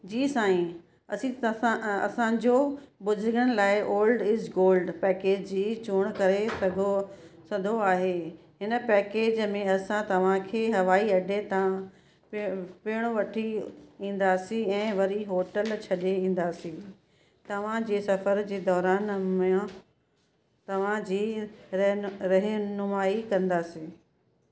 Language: Sindhi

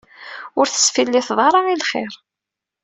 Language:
Kabyle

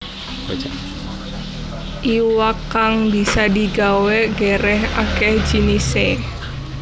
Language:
Javanese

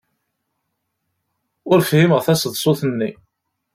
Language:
Kabyle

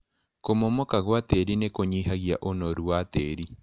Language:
Kikuyu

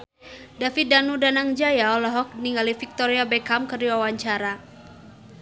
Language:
Sundanese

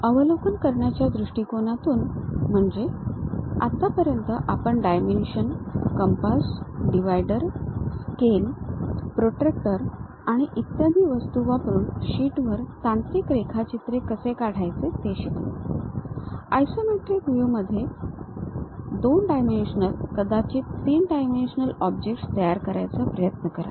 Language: Marathi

